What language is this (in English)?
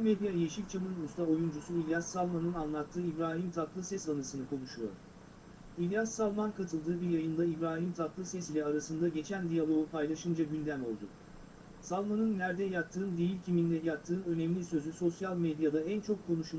Turkish